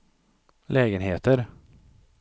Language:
Swedish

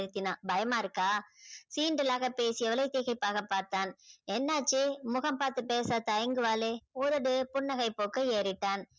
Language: Tamil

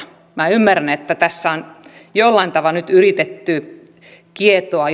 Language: Finnish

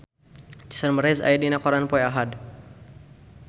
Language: Sundanese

